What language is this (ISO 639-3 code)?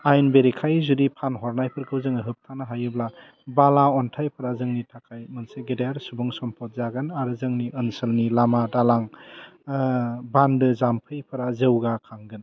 brx